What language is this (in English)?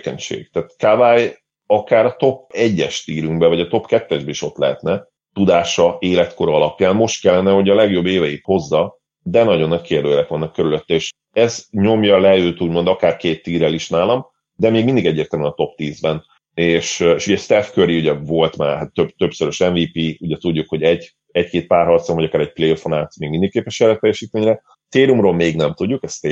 Hungarian